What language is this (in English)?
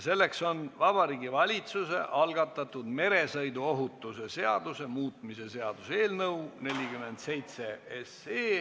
Estonian